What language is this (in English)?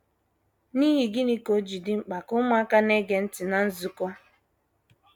Igbo